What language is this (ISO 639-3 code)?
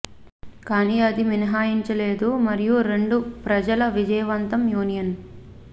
tel